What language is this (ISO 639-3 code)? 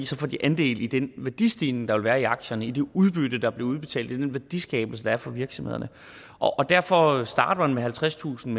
dan